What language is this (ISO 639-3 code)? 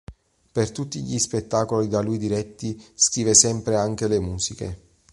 ita